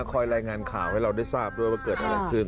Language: Thai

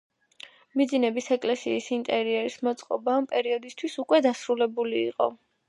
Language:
Georgian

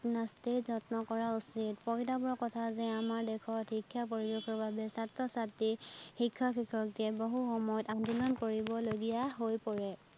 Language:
Assamese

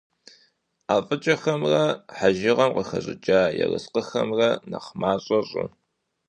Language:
Kabardian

